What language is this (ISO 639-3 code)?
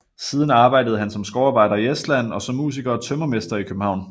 dan